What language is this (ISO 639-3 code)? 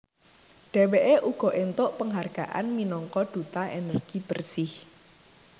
jav